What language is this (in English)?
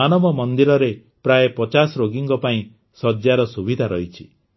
Odia